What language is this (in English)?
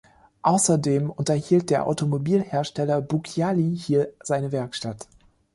German